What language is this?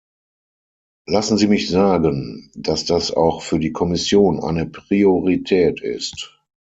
German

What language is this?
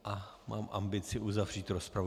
Czech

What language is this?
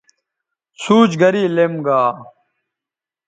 Bateri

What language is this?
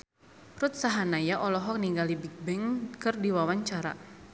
Sundanese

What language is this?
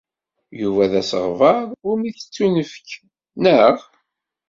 Kabyle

